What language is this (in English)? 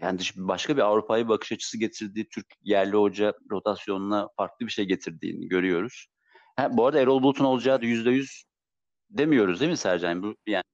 Turkish